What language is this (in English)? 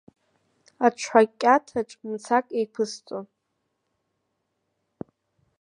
Abkhazian